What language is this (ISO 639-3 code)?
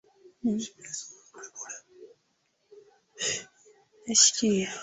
swa